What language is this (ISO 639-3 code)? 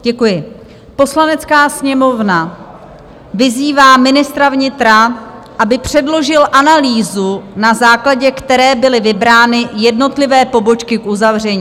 ces